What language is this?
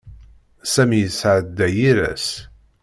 Kabyle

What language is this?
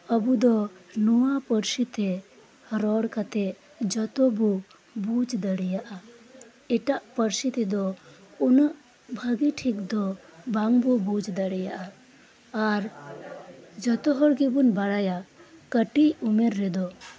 Santali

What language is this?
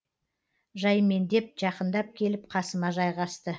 Kazakh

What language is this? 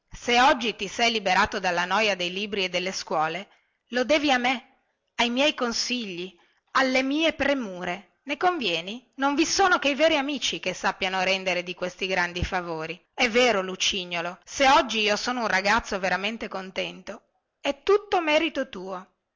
Italian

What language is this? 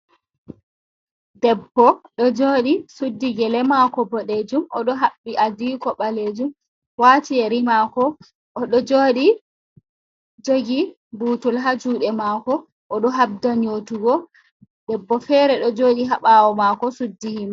Fula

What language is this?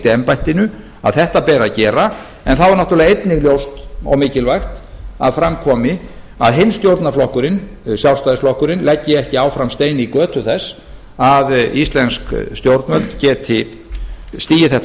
Icelandic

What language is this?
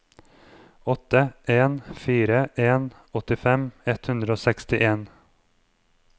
Norwegian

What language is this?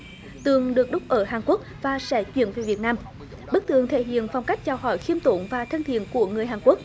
Vietnamese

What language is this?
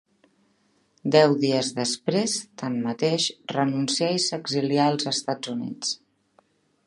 Catalan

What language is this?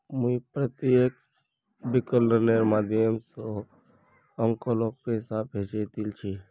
Magahi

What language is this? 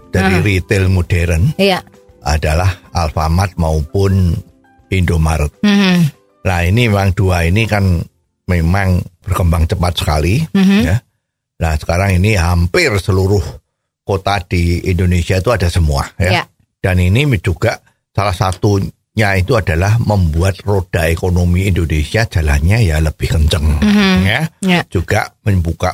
Indonesian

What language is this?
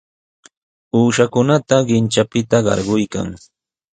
Sihuas Ancash Quechua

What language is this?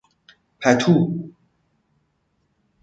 Persian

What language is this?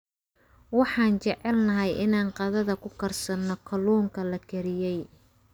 Somali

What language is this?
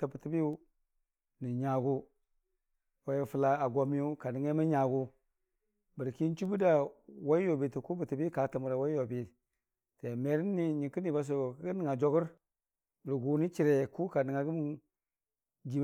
Dijim-Bwilim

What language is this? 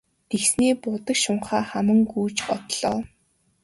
Mongolian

